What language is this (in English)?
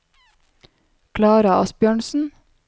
Norwegian